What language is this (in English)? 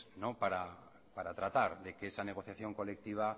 Spanish